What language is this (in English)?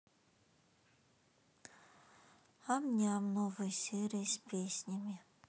Russian